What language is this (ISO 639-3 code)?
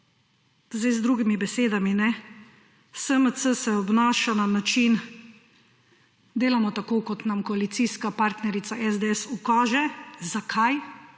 slv